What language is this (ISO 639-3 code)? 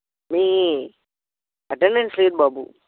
tel